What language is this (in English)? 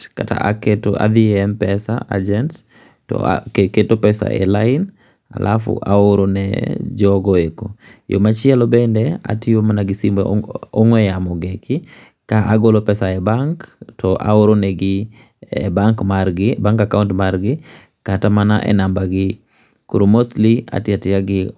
Luo (Kenya and Tanzania)